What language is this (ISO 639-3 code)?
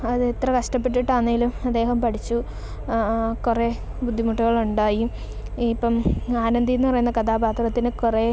mal